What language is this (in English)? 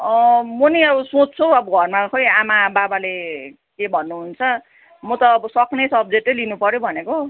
Nepali